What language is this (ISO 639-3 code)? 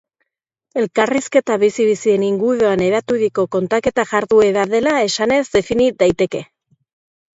eus